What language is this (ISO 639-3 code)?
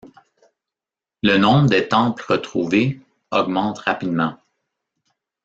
fra